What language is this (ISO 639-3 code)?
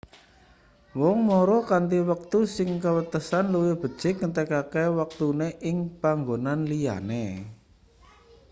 jav